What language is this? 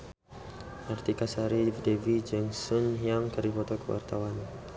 Sundanese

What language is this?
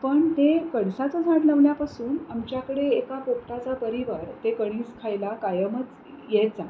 Marathi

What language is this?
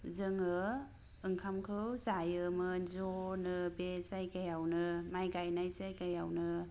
Bodo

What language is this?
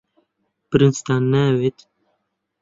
Central Kurdish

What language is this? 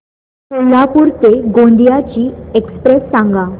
Marathi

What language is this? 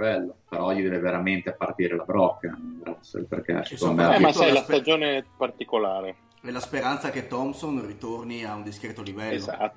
Italian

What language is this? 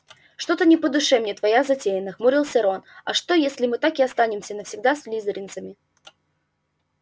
Russian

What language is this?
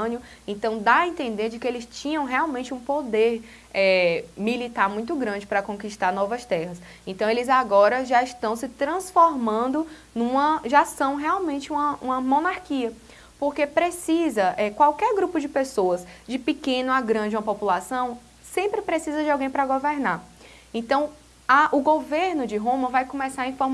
Portuguese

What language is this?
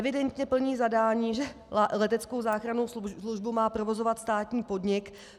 Czech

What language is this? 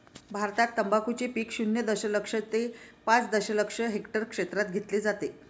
Marathi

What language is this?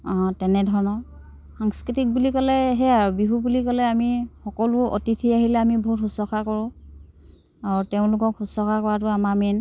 Assamese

